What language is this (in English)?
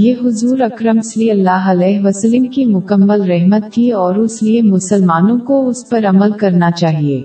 Urdu